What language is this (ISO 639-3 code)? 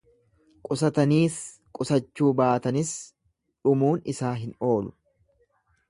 orm